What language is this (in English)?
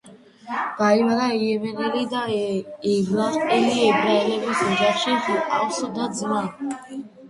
Georgian